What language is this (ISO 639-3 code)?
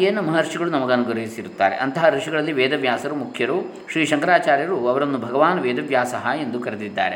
kan